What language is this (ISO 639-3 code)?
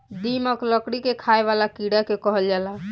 bho